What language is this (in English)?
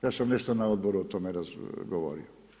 Croatian